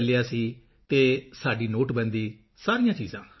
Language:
Punjabi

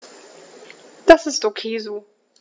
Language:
German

